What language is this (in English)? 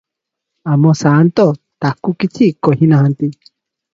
Odia